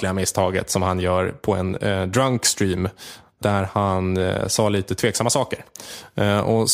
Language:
Swedish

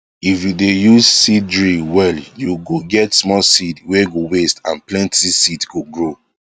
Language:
Nigerian Pidgin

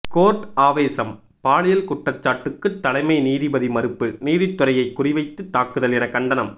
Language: Tamil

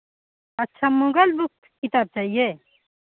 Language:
Hindi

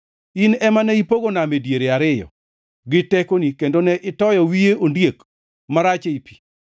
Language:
Luo (Kenya and Tanzania)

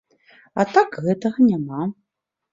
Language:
Belarusian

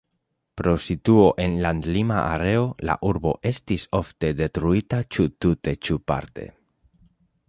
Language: Esperanto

